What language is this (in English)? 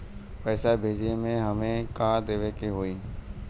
Bhojpuri